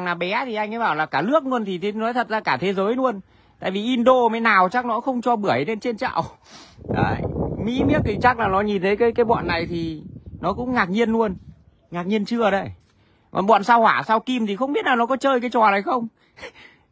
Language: Vietnamese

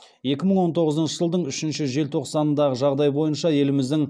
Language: Kazakh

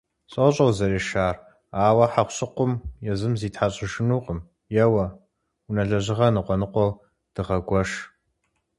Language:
Kabardian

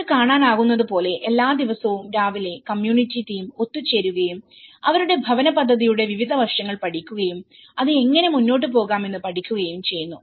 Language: Malayalam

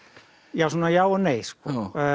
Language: Icelandic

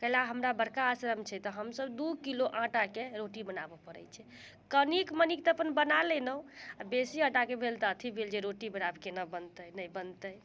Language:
Maithili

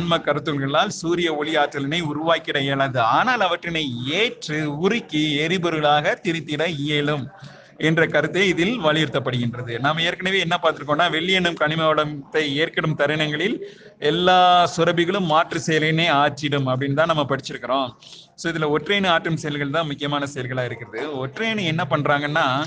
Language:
Tamil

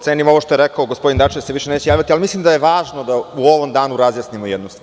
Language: Serbian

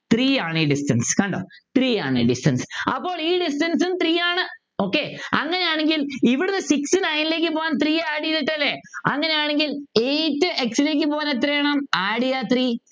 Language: Malayalam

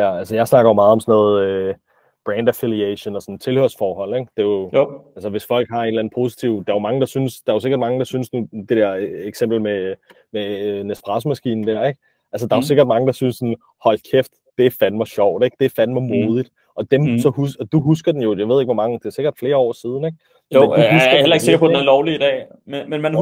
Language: Danish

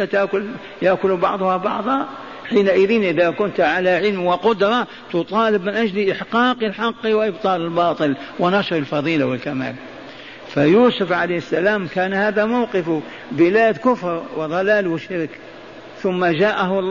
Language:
Arabic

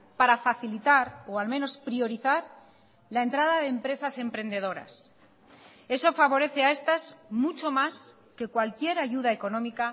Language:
Spanish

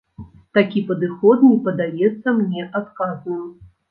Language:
Belarusian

